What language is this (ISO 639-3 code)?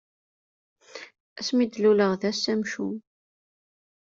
kab